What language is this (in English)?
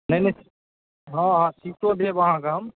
Maithili